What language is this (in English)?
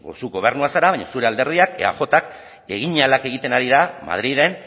Basque